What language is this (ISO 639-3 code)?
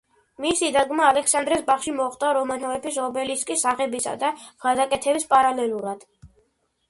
kat